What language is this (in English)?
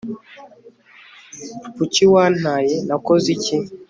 Kinyarwanda